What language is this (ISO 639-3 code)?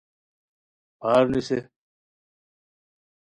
khw